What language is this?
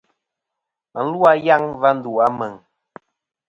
Kom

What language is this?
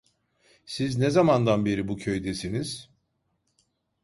Turkish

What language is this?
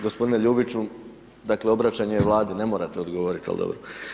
Croatian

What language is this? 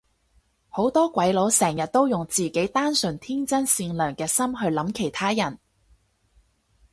Cantonese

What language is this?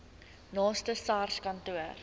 Afrikaans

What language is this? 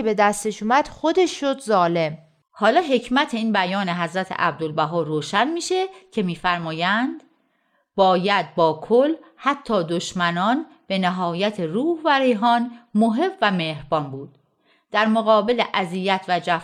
Persian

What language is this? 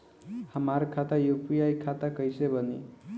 Bhojpuri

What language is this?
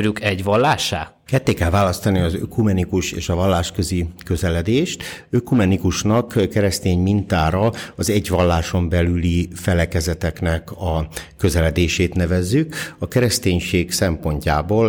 Hungarian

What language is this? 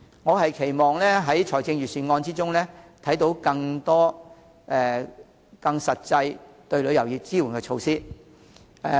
Cantonese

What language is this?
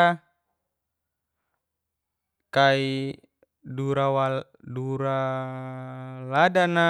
Geser-Gorom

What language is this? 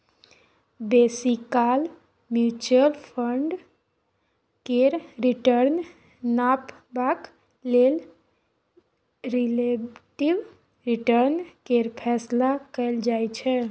Maithili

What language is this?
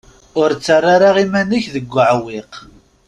Kabyle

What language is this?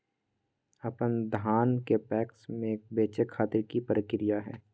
Magahi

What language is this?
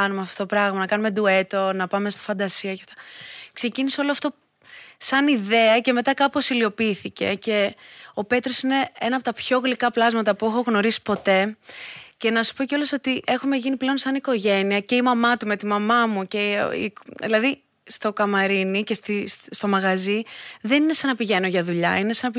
Greek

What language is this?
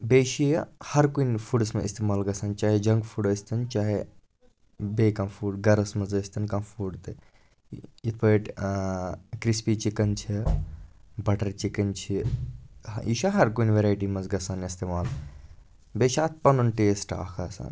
Kashmiri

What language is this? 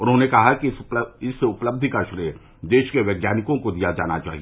Hindi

